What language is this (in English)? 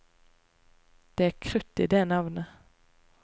Norwegian